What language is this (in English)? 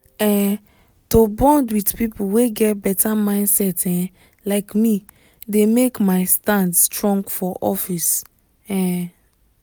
Nigerian Pidgin